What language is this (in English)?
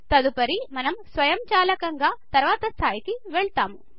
Telugu